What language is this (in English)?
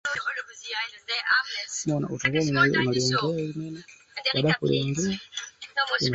Swahili